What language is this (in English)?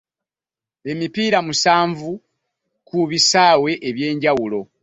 Ganda